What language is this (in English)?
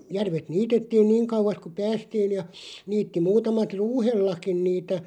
Finnish